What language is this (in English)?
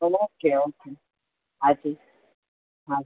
Gujarati